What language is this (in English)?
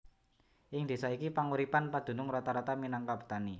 Javanese